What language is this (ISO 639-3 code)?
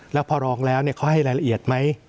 tha